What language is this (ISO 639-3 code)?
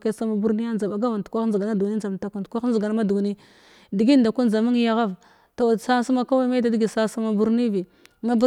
glw